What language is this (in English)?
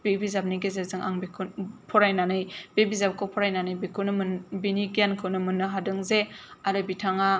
Bodo